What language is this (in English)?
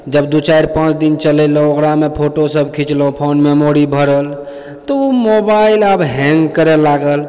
Maithili